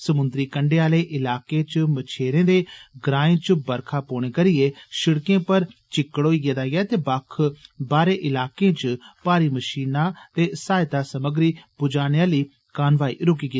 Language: Dogri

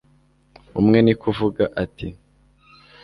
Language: Kinyarwanda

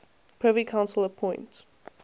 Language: English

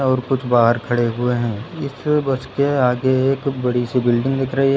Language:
Hindi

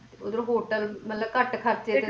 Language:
Punjabi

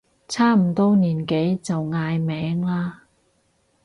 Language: Cantonese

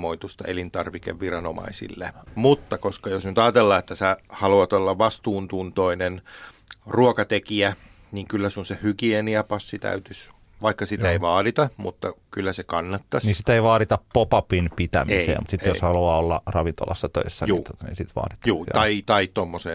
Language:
Finnish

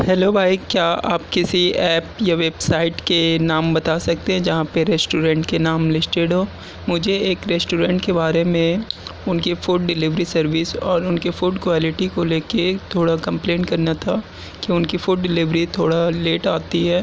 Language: Urdu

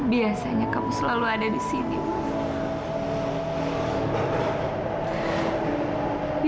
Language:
Indonesian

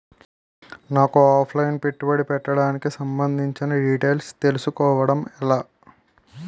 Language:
Telugu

